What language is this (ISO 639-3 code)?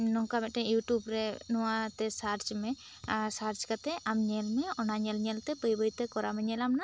sat